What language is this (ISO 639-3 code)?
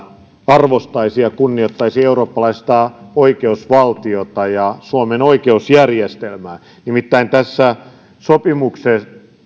fin